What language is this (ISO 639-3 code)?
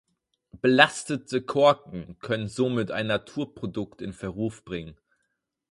deu